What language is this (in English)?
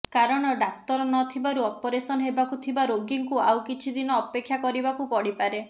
Odia